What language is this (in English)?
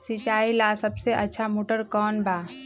Magahi